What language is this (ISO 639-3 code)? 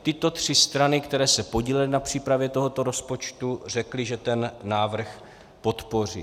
ces